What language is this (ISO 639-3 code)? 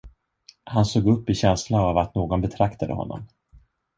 swe